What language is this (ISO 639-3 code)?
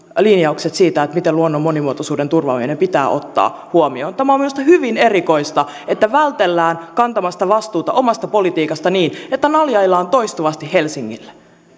fin